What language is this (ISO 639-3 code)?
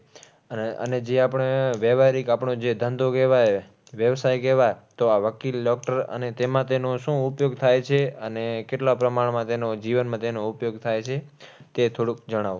guj